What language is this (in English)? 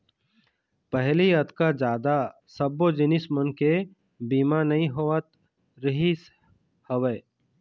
Chhattisgarhi